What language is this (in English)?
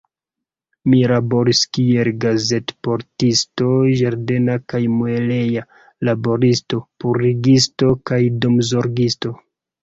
Esperanto